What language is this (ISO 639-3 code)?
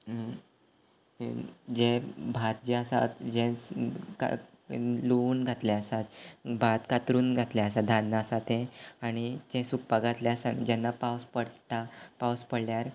kok